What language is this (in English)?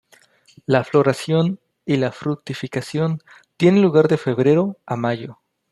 Spanish